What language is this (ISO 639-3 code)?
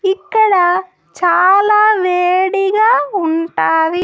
tel